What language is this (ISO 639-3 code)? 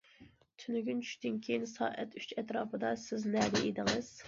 uig